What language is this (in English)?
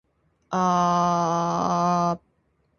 Japanese